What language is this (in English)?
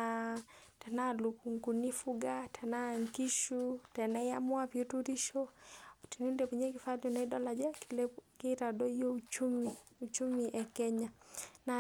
Masai